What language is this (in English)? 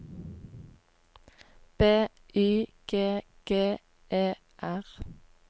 Norwegian